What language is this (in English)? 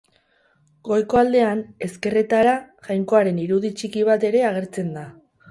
Basque